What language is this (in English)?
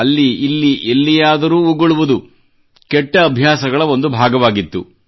Kannada